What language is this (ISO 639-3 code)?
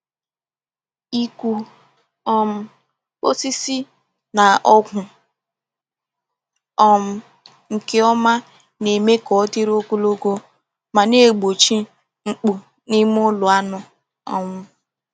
ibo